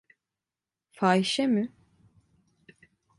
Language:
Turkish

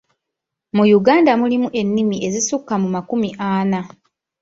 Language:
Ganda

